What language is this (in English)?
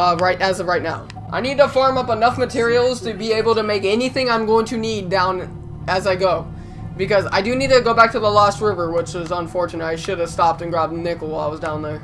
English